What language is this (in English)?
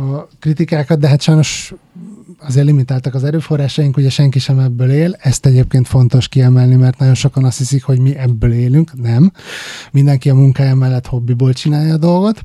Hungarian